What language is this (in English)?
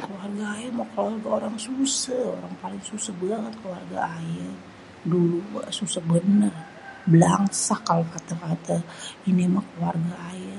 Betawi